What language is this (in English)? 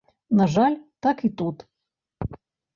Belarusian